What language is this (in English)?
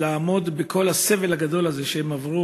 Hebrew